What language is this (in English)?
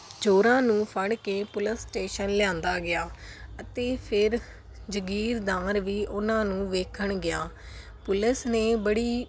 Punjabi